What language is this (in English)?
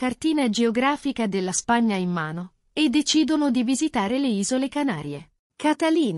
Italian